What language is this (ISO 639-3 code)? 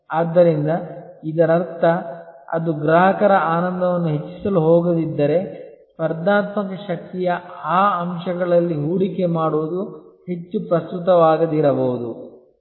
kan